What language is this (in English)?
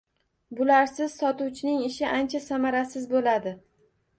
Uzbek